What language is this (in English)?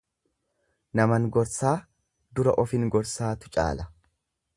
Oromo